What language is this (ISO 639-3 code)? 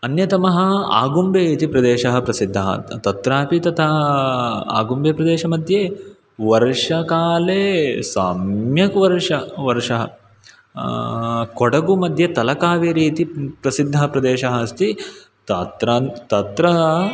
san